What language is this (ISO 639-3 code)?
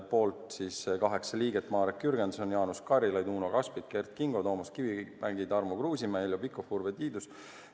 est